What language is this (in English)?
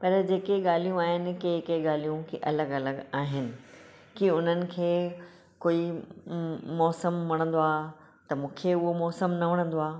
Sindhi